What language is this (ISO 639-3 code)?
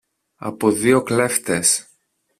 ell